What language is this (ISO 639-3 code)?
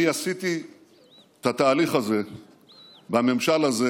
heb